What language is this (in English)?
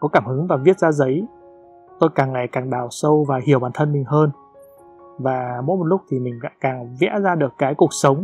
Vietnamese